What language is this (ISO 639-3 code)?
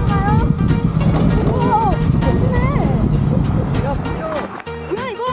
kor